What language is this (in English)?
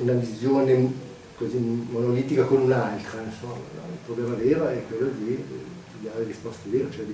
Italian